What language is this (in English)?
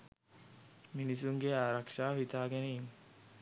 Sinhala